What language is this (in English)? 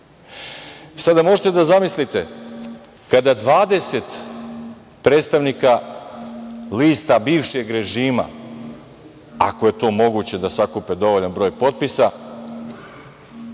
Serbian